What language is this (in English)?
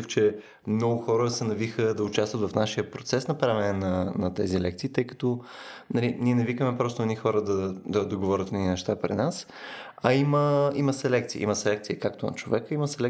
Bulgarian